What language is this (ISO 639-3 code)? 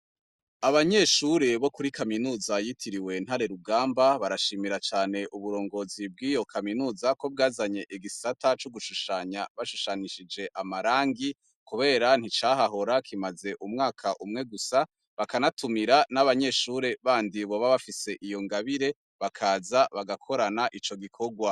run